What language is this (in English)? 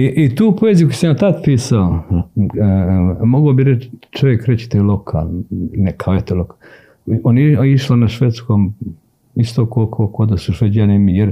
Croatian